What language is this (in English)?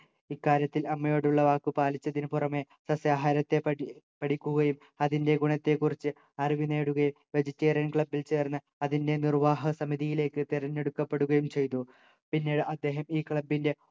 Malayalam